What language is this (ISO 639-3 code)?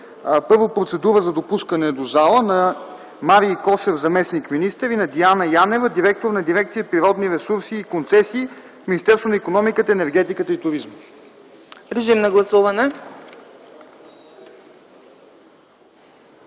bul